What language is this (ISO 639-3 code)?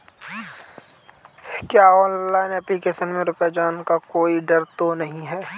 hin